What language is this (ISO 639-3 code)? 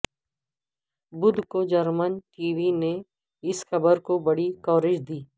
urd